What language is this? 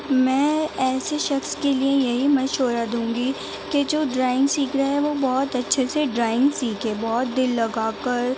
Urdu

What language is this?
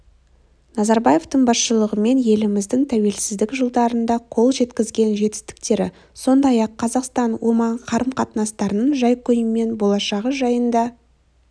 Kazakh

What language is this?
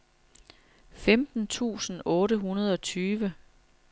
Danish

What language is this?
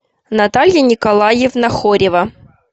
Russian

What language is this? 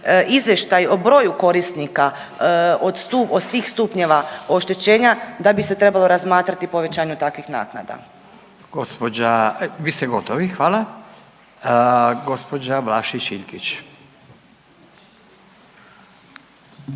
Croatian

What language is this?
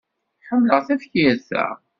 Kabyle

